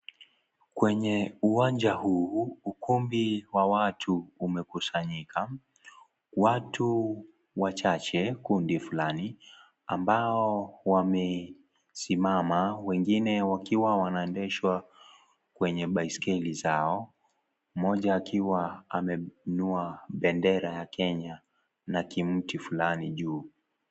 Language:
Swahili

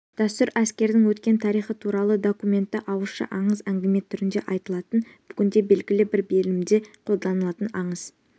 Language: Kazakh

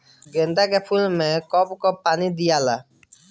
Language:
Bhojpuri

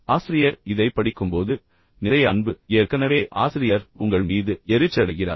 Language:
Tamil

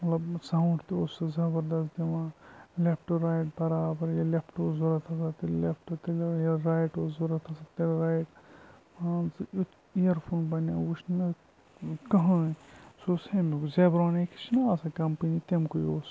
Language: Kashmiri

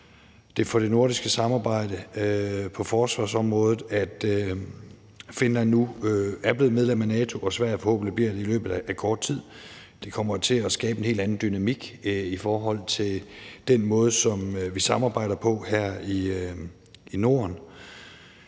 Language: Danish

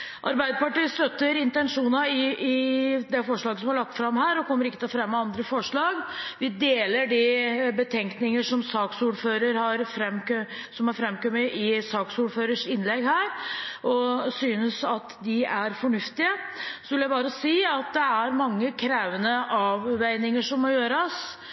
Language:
Norwegian Bokmål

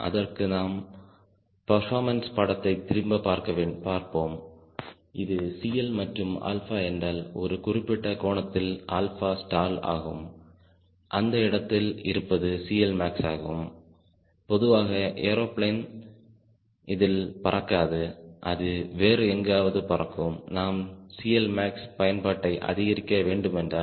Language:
Tamil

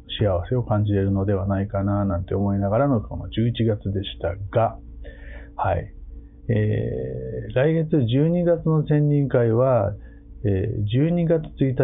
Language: Japanese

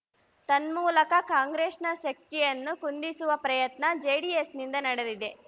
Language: Kannada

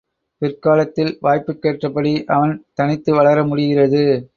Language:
Tamil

